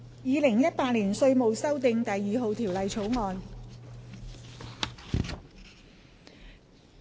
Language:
Cantonese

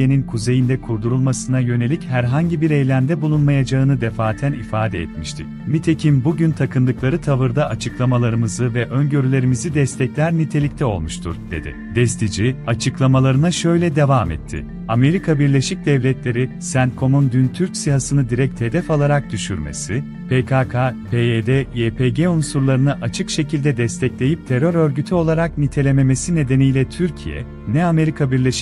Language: Turkish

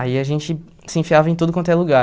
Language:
Portuguese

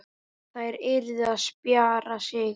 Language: Icelandic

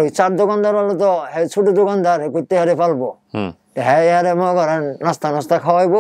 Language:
Korean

